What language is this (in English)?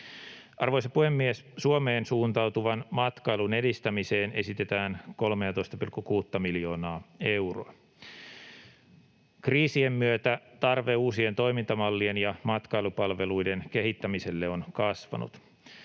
Finnish